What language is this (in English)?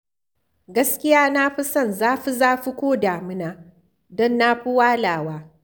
Hausa